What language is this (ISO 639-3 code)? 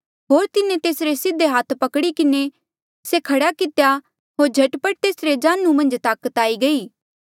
mjl